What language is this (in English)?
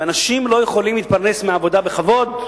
Hebrew